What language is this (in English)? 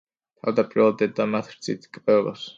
Georgian